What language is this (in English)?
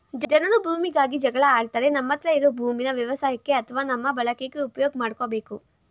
Kannada